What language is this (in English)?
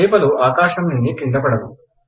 Telugu